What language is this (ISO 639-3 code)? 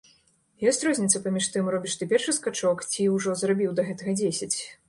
bel